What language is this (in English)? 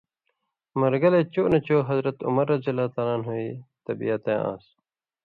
Indus Kohistani